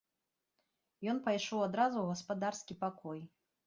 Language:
Belarusian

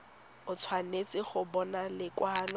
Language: Tswana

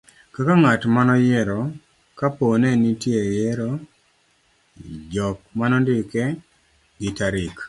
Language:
Luo (Kenya and Tanzania)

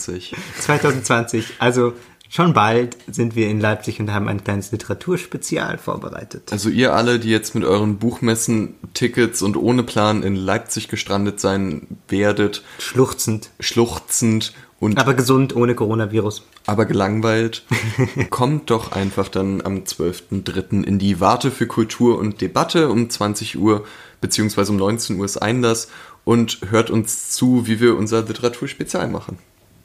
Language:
German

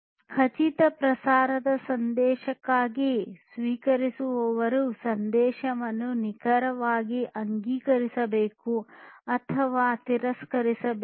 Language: Kannada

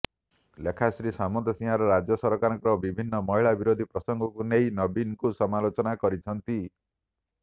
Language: Odia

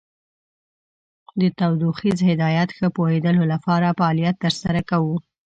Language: Pashto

